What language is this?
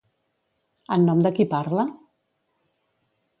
Catalan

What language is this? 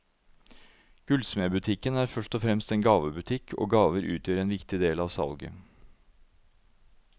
Norwegian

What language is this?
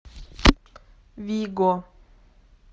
Russian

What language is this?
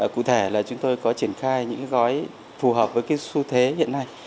Vietnamese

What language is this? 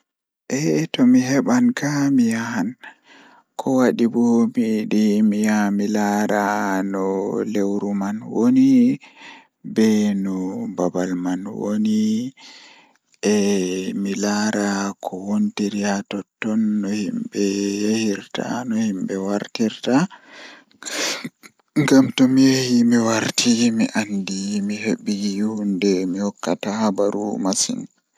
Fula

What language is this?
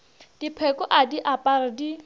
Northern Sotho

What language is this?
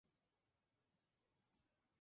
Spanish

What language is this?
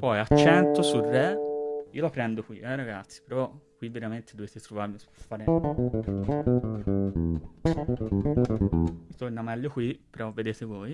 Italian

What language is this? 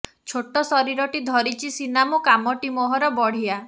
Odia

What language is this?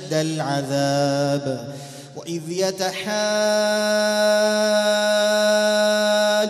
Arabic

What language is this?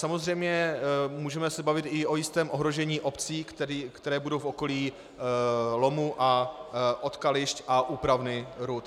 Czech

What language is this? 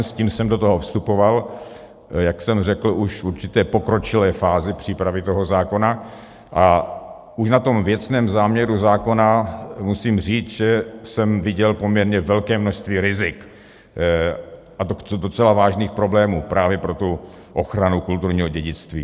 Czech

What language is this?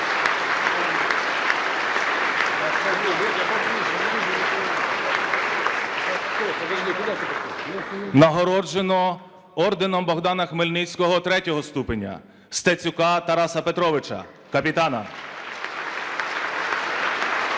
Ukrainian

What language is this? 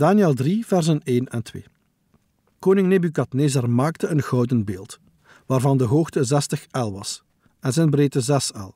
Dutch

